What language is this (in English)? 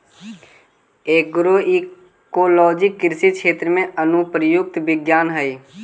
Magahi